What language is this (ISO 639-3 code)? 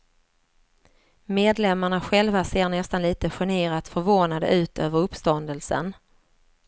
swe